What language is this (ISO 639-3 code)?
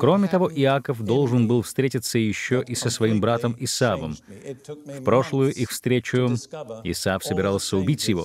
rus